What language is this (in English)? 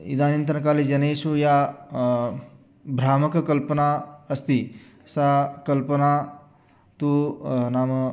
Sanskrit